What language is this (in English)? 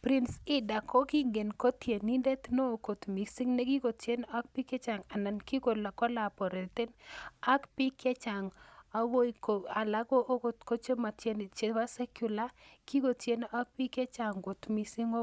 Kalenjin